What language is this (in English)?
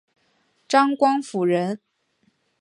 Chinese